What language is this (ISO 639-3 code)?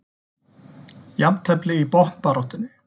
isl